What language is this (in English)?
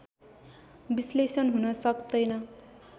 Nepali